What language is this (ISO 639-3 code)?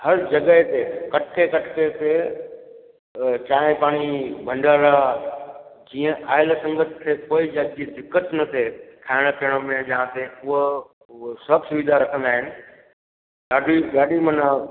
snd